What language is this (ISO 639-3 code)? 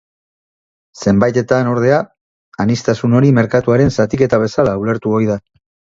eus